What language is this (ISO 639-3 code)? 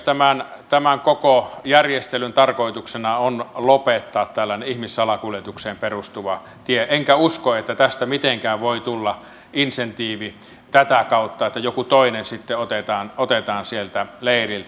fin